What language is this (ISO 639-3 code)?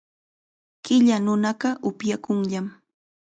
qxa